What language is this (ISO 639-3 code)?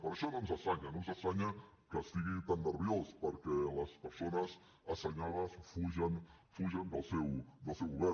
cat